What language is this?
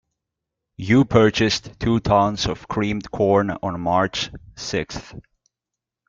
English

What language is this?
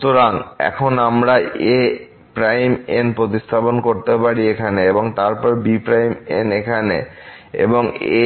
Bangla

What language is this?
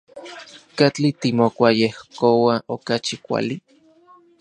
Central Puebla Nahuatl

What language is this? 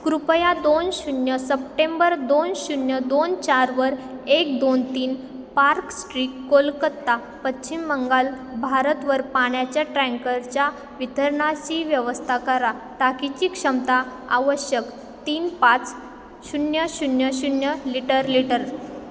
Marathi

